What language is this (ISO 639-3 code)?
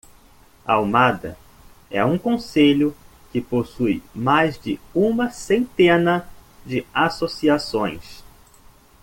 por